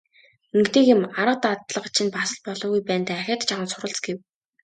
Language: Mongolian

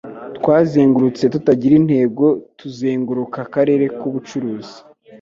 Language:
Kinyarwanda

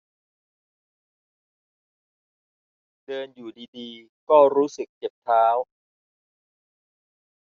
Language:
Thai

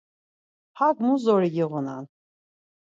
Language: Laz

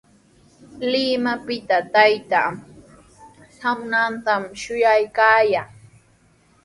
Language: Sihuas Ancash Quechua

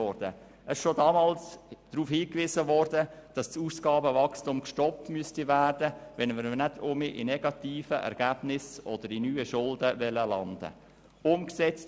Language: Swiss German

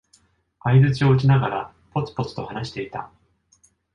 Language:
Japanese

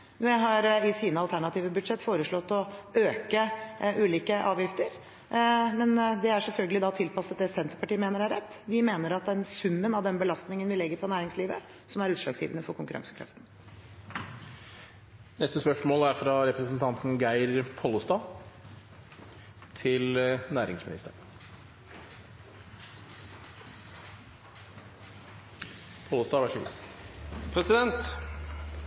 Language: Norwegian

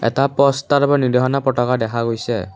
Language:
Assamese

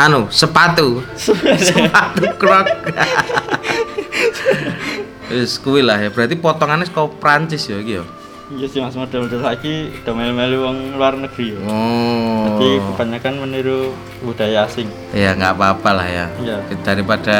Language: Indonesian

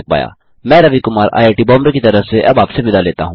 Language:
Hindi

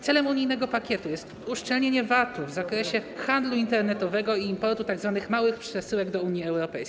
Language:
Polish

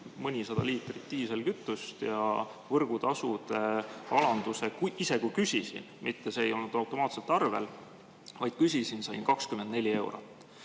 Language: Estonian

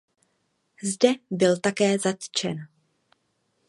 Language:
Czech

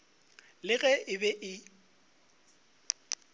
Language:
Northern Sotho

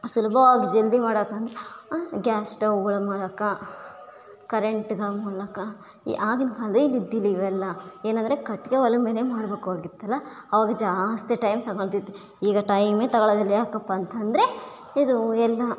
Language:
Kannada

